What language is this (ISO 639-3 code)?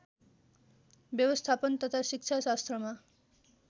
nep